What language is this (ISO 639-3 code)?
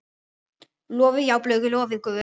isl